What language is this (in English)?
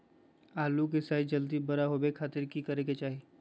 Magahi